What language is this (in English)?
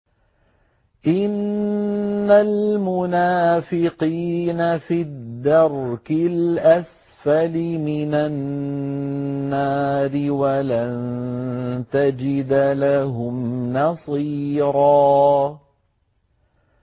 Arabic